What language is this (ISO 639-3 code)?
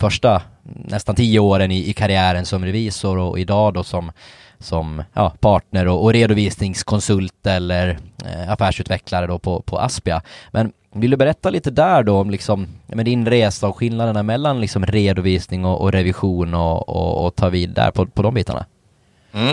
swe